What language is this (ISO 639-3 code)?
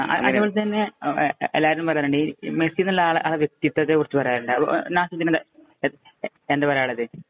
mal